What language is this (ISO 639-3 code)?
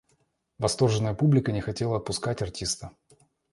rus